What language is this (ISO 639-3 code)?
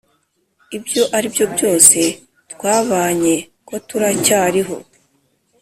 kin